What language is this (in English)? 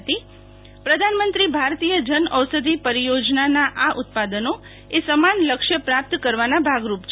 Gujarati